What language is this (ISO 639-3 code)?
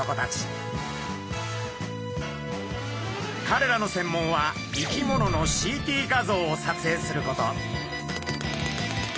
jpn